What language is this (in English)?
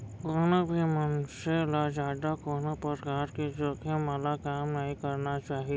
Chhattisgarhi